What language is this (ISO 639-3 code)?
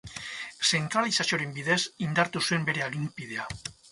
eus